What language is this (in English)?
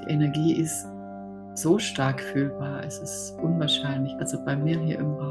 German